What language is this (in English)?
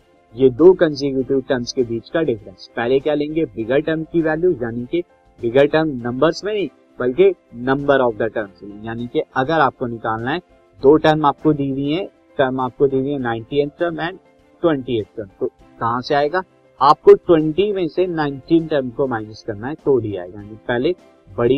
Hindi